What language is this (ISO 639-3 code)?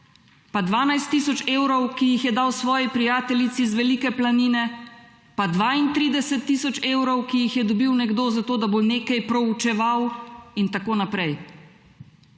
slv